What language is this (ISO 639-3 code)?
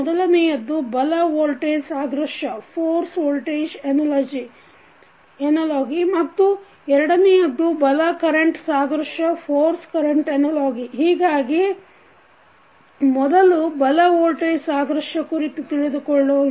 kan